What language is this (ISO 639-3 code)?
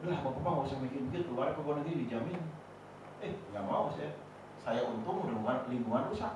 ind